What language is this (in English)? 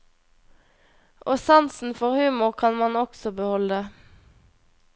Norwegian